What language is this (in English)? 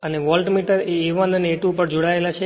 Gujarati